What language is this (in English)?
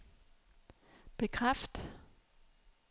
Danish